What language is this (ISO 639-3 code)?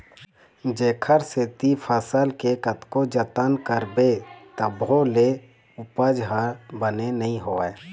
hne